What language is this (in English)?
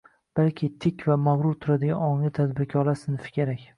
Uzbek